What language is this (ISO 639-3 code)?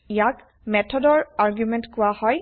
asm